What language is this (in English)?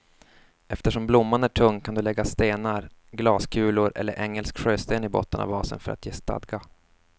Swedish